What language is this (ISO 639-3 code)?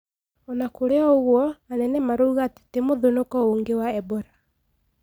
kik